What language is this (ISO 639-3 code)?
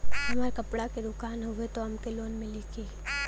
bho